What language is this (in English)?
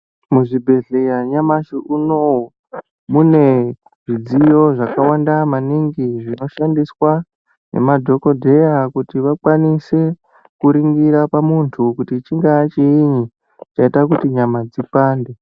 Ndau